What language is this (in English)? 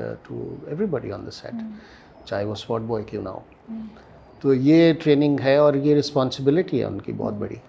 Urdu